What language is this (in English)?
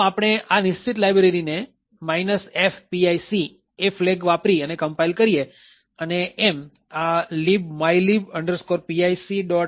Gujarati